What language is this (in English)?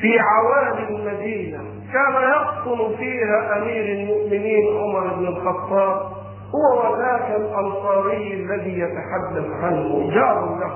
Arabic